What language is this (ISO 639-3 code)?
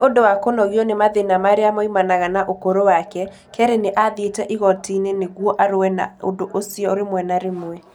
kik